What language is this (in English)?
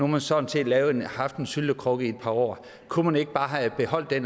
Danish